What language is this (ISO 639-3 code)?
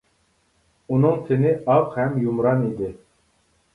uig